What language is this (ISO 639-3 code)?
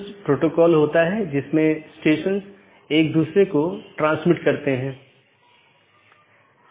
hin